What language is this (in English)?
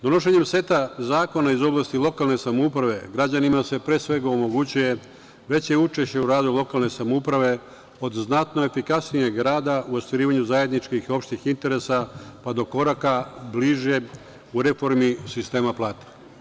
Serbian